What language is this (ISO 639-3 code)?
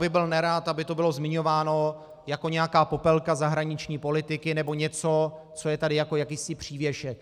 ces